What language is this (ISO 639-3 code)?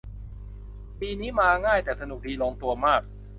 tha